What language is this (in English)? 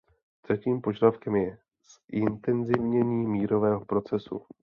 Czech